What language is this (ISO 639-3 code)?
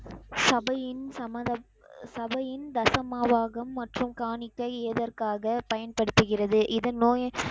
tam